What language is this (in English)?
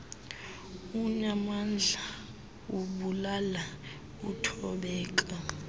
Xhosa